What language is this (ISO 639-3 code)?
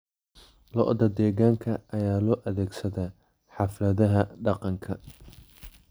som